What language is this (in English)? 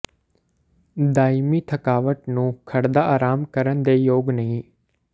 Punjabi